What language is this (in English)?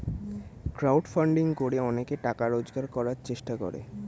Bangla